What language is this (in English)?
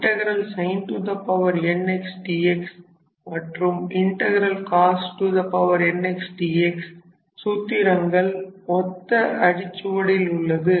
Tamil